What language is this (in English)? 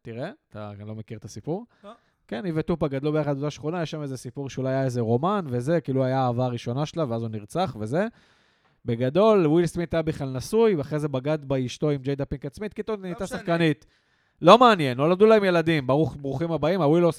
Hebrew